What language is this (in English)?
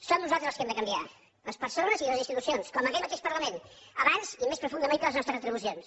Catalan